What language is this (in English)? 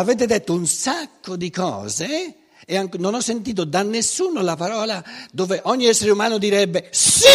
Italian